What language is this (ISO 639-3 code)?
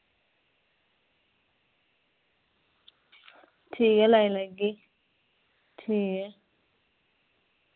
doi